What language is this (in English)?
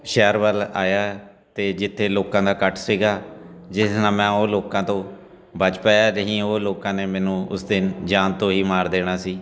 Punjabi